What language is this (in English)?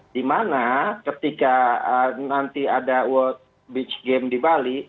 Indonesian